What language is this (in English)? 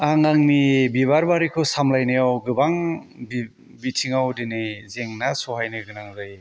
Bodo